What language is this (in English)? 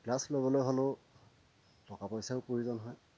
Assamese